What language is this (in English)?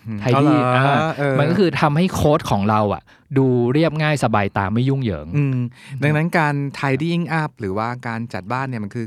Thai